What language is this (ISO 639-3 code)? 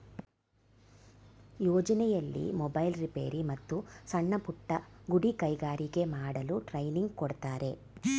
kan